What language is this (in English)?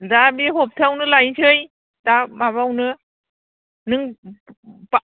Bodo